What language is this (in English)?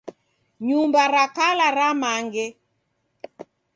Taita